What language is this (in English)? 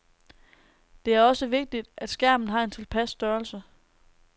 Danish